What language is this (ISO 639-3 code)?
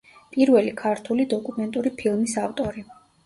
kat